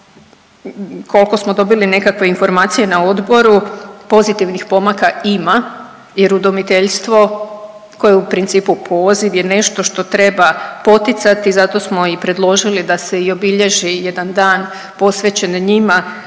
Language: Croatian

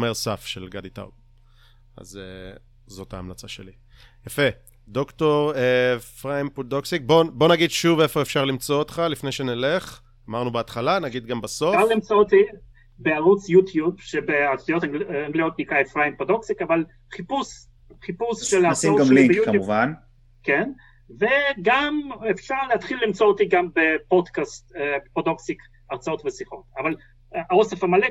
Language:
Hebrew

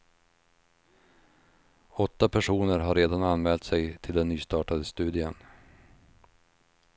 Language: Swedish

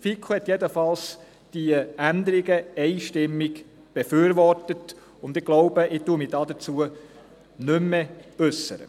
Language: Swiss German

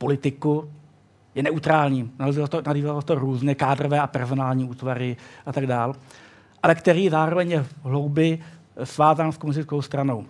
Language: Czech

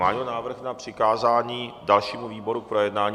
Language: Czech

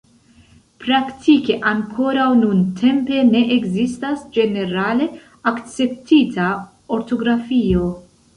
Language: Esperanto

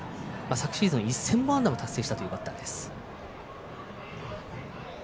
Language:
Japanese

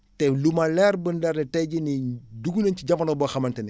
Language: Wolof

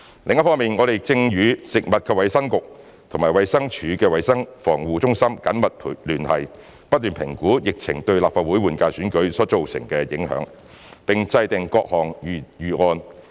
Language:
Cantonese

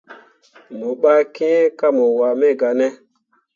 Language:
Mundang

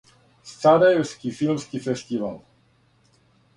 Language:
Serbian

